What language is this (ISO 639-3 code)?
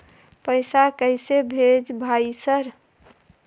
mai